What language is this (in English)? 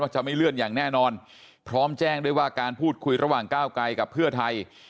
Thai